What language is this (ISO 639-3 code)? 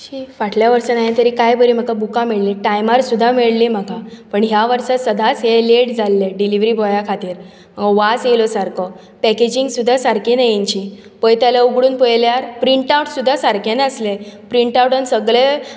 kok